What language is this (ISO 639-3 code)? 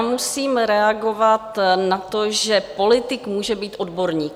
ces